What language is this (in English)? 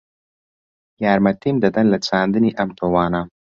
Central Kurdish